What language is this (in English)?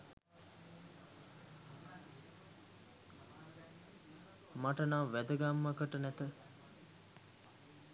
Sinhala